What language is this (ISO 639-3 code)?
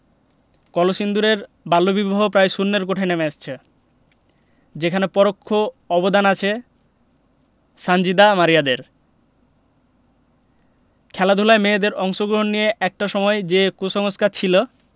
ben